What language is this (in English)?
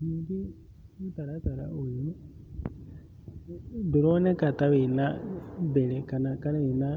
Kikuyu